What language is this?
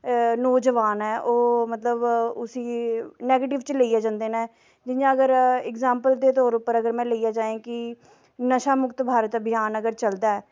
Dogri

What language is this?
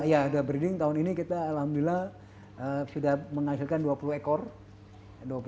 Indonesian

